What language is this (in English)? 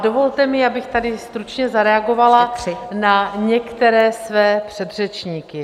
Czech